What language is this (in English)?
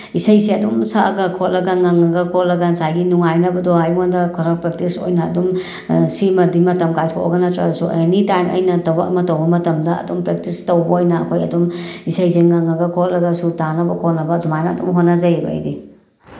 Manipuri